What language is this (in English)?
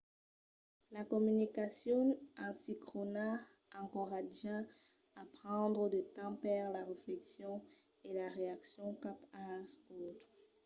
Occitan